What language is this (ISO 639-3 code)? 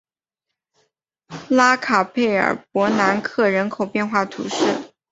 zho